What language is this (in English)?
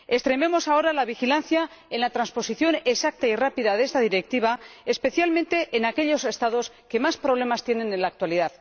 Spanish